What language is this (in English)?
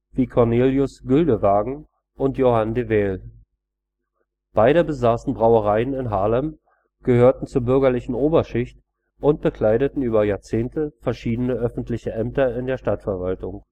German